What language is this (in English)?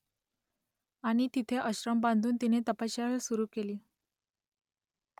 Marathi